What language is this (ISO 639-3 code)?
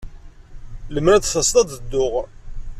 kab